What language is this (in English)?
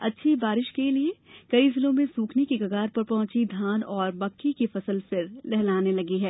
Hindi